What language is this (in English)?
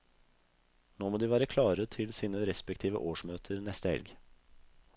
Norwegian